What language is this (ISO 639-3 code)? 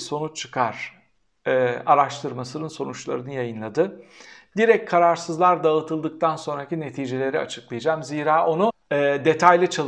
tur